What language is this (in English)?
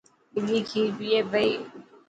Dhatki